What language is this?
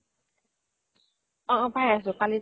Assamese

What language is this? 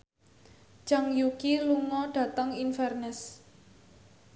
Javanese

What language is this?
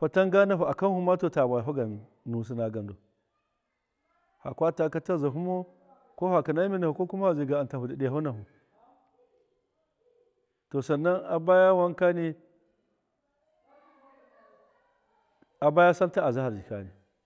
Miya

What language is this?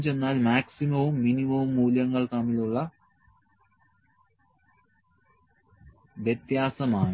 Malayalam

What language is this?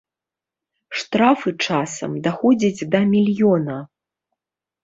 Belarusian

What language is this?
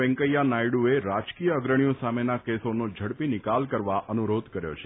Gujarati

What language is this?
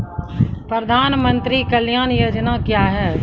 Maithili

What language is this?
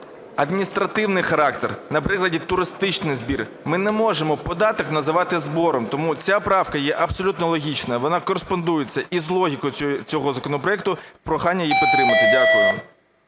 Ukrainian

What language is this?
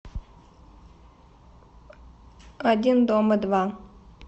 Russian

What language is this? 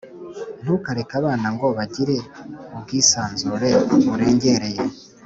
Kinyarwanda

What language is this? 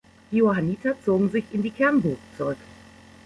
German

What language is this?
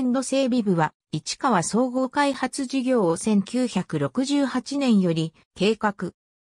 Japanese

